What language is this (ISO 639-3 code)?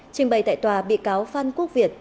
vie